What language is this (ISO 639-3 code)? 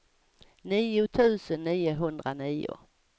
swe